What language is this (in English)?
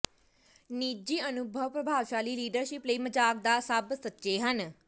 Punjabi